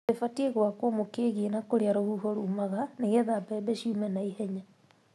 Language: Kikuyu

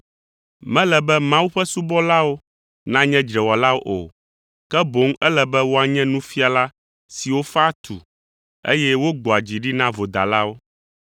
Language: Ewe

